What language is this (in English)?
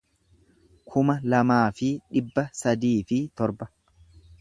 Oromo